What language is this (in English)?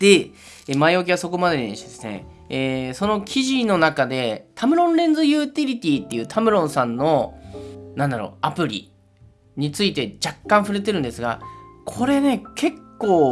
Japanese